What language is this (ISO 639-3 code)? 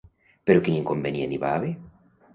cat